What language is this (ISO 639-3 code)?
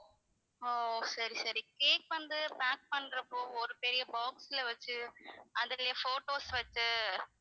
tam